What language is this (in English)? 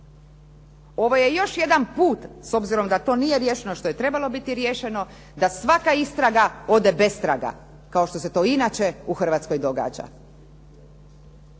Croatian